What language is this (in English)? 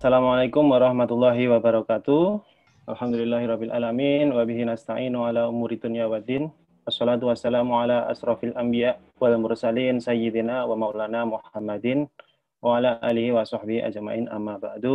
Indonesian